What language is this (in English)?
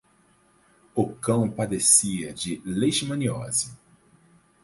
Portuguese